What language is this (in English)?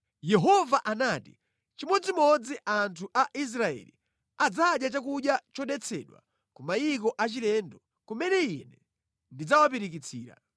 Nyanja